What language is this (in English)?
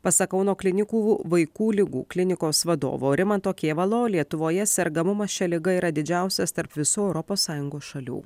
Lithuanian